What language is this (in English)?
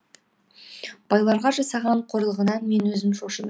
Kazakh